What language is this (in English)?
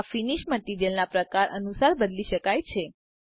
Gujarati